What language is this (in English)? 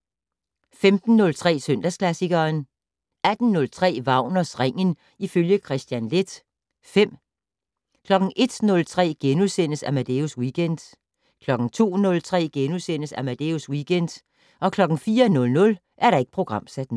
Danish